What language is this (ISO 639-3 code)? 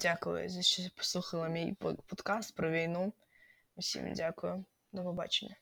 ukr